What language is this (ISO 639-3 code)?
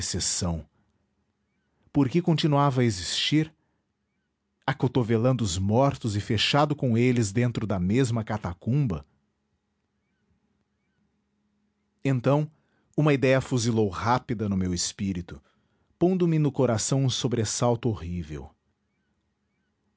por